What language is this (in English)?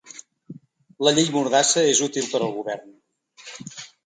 Catalan